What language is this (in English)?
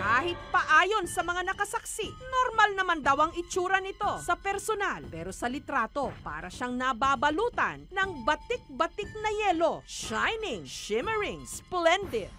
Filipino